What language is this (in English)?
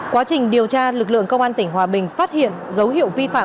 Vietnamese